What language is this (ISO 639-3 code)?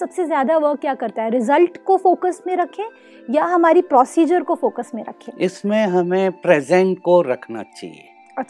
hin